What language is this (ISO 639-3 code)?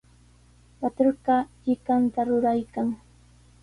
qws